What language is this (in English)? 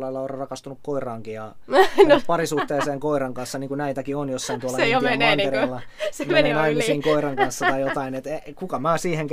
Finnish